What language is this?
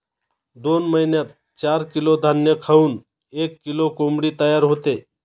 Marathi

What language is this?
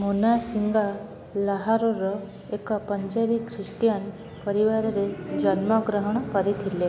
Odia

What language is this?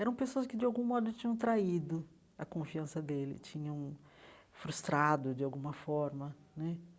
Portuguese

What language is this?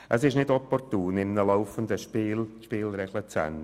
Swiss German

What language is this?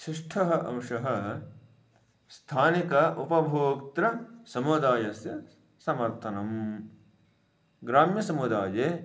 Sanskrit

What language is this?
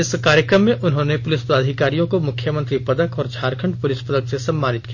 Hindi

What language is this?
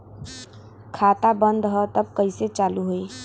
Bhojpuri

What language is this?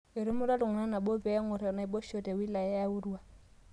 Masai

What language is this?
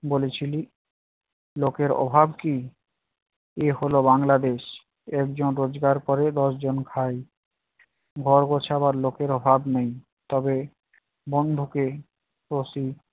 Bangla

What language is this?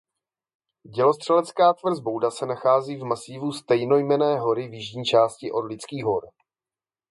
Czech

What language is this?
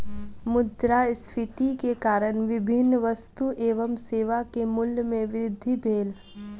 Maithili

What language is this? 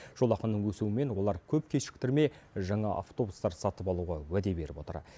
Kazakh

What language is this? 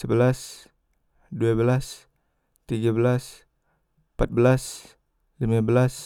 Musi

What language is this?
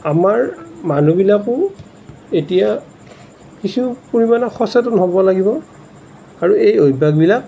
Assamese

